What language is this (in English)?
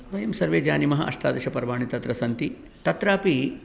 Sanskrit